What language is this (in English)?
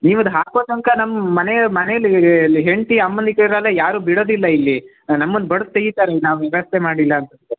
Kannada